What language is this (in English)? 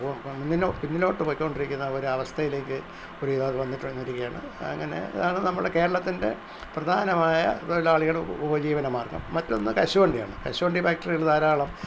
Malayalam